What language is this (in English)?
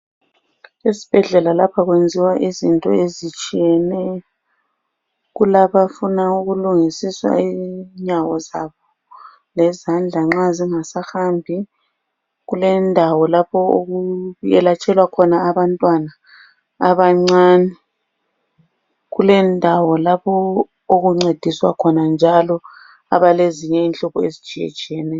North Ndebele